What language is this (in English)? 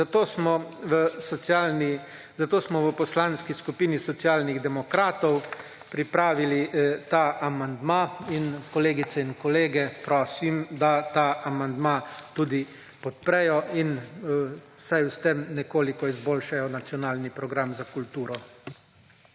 Slovenian